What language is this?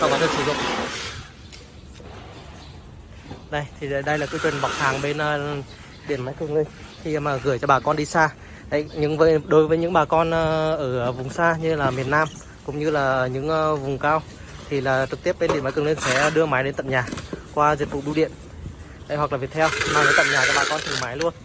Vietnamese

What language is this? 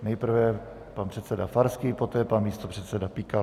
Czech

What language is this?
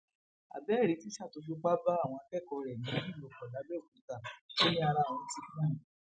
Yoruba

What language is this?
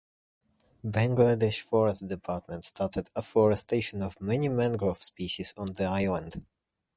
English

